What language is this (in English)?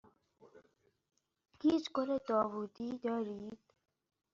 Persian